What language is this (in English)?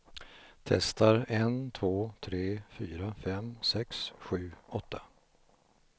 Swedish